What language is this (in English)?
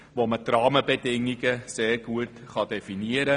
Swiss German